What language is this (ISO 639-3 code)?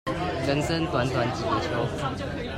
zho